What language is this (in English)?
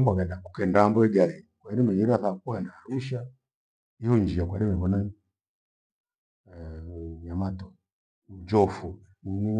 Gweno